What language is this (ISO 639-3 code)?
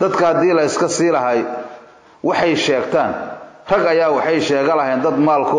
ara